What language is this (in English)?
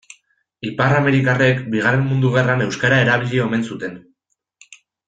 Basque